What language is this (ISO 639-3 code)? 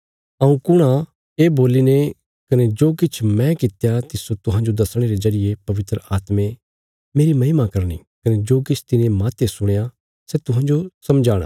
kfs